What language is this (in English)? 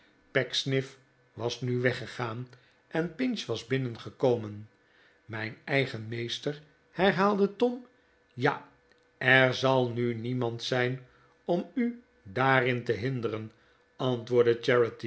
Dutch